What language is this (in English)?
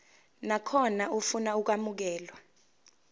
Zulu